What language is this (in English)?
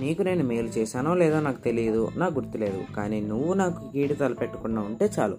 Telugu